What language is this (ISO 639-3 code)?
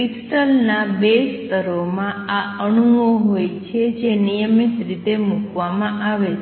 guj